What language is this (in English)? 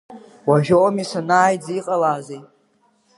Abkhazian